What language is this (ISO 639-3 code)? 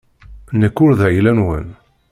kab